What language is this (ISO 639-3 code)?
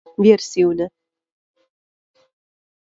ltg